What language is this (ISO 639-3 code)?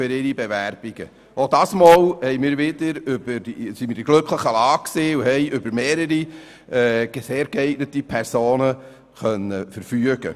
gsw